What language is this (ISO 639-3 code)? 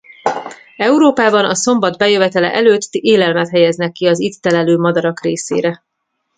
hun